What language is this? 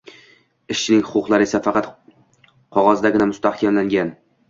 Uzbek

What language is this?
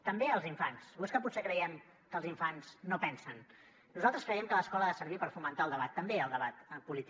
Catalan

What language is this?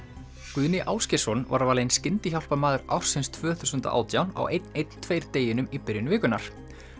Icelandic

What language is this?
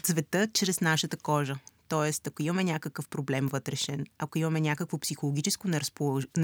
Bulgarian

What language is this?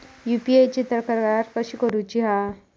Marathi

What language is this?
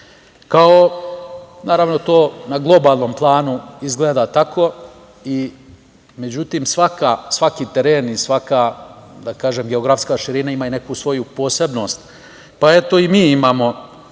Serbian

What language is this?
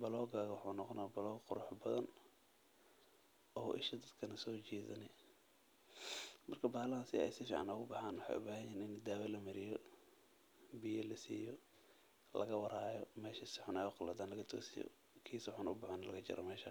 Somali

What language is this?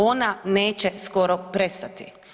Croatian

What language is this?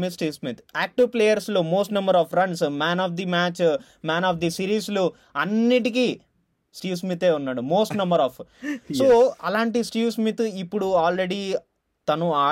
Telugu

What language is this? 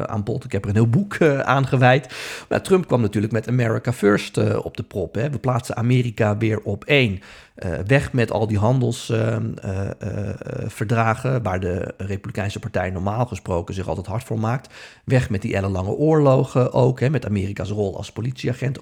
Dutch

